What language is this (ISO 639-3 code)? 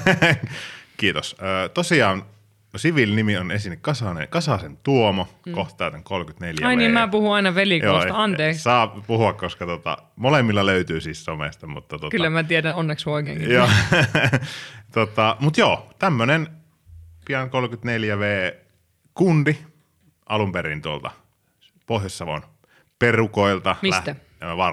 fin